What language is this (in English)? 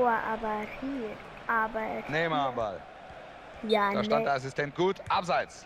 German